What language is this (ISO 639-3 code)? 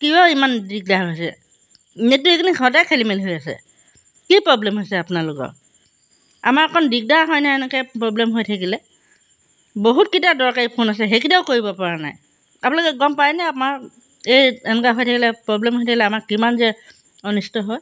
asm